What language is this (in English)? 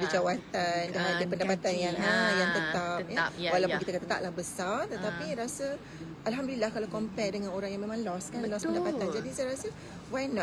Malay